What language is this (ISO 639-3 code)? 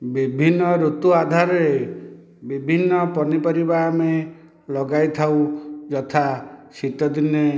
ori